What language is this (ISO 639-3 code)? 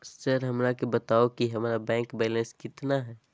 mag